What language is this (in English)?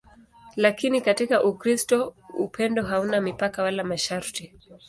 Swahili